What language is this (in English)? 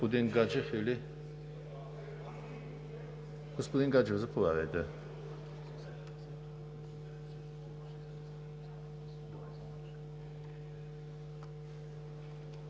Bulgarian